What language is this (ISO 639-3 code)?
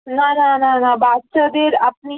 ben